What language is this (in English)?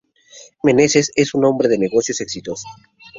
Spanish